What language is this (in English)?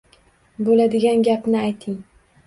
Uzbek